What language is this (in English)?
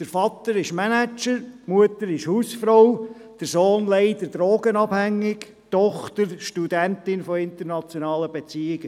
Swiss German